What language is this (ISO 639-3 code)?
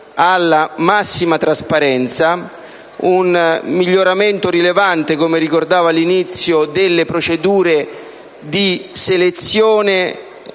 ita